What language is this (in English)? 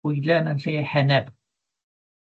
Welsh